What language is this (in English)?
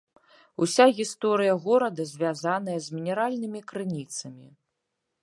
Belarusian